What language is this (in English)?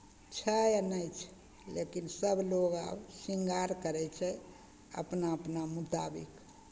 Maithili